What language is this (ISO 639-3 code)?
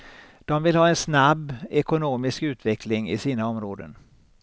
swe